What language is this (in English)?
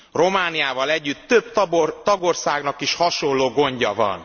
Hungarian